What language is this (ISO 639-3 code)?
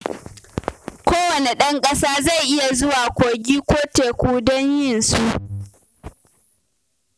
hau